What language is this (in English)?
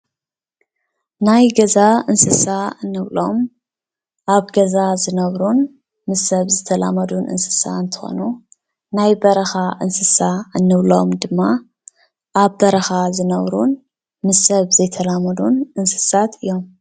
Tigrinya